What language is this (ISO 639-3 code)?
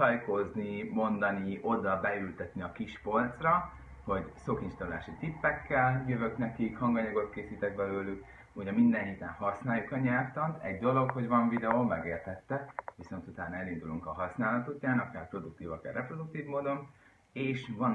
hun